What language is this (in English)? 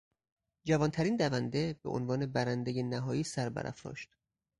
Persian